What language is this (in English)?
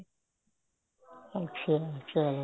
Punjabi